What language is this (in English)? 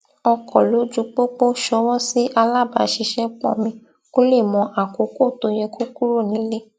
Yoruba